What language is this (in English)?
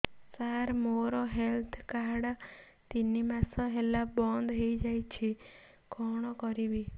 Odia